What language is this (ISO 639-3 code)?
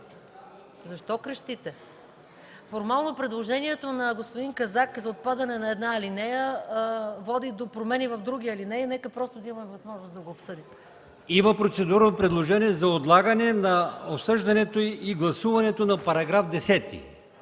bul